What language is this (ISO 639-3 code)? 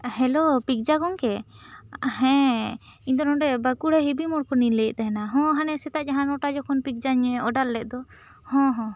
sat